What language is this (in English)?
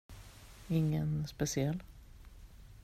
Swedish